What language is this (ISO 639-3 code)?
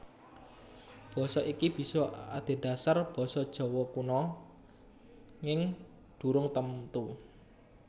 jav